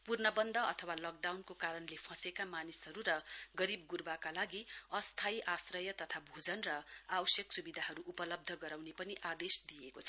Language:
Nepali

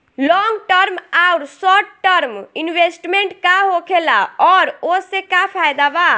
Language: Bhojpuri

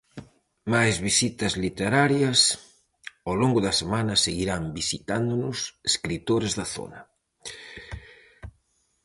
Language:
Galician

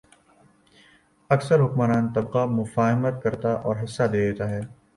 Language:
Urdu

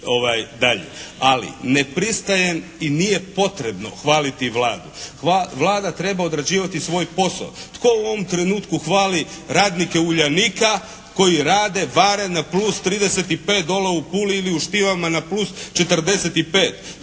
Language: Croatian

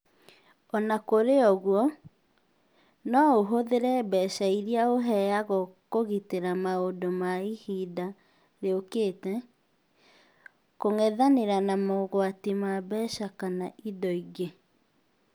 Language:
Kikuyu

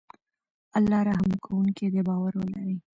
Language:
Pashto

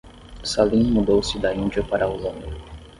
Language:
Portuguese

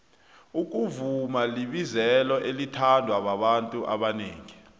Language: South Ndebele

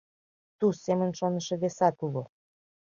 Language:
Mari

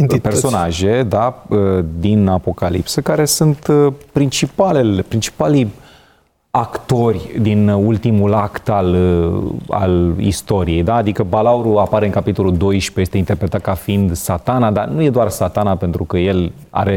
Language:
Romanian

